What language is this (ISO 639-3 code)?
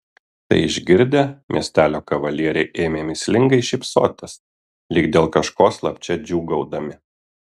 lit